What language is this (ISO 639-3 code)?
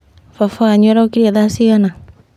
kik